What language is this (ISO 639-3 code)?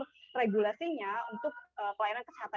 ind